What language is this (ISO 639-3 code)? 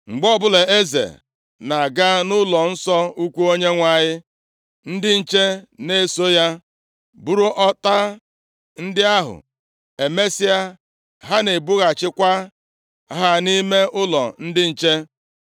ibo